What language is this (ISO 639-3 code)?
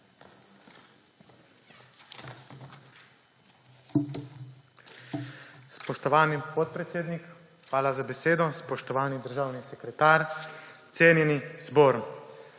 slv